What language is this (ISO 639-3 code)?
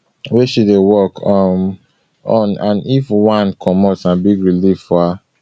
pcm